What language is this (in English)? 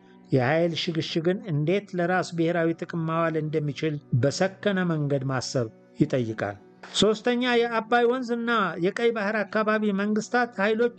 Arabic